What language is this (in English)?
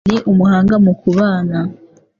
Kinyarwanda